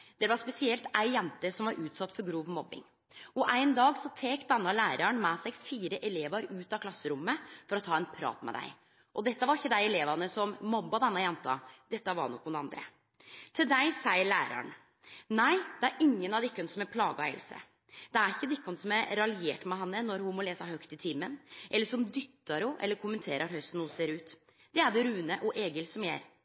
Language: Norwegian Nynorsk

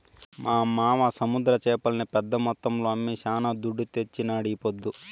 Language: Telugu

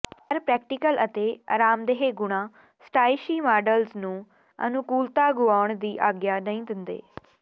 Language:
Punjabi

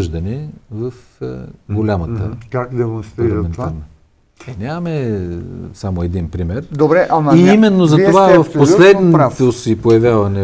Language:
Bulgarian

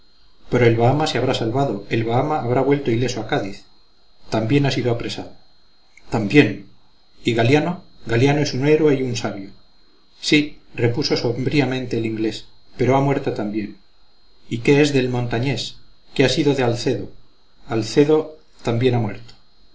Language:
Spanish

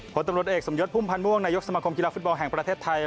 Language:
Thai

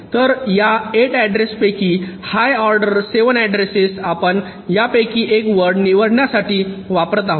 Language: Marathi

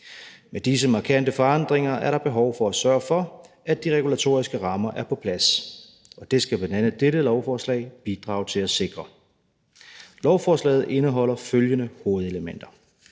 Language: Danish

